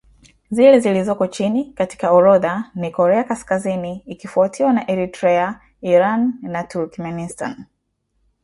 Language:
Swahili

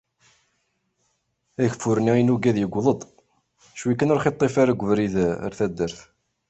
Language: Kabyle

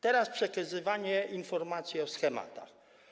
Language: Polish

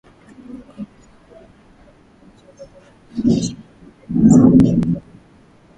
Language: Swahili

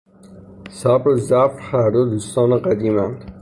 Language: Persian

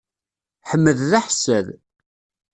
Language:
Kabyle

